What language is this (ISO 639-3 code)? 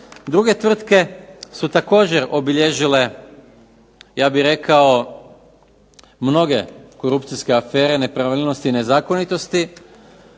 hrv